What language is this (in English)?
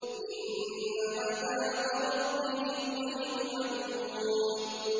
Arabic